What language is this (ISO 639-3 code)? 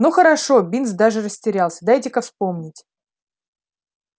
rus